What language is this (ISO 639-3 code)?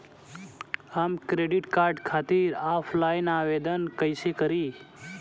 bho